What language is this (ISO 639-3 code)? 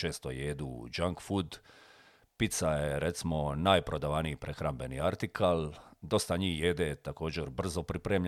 hrv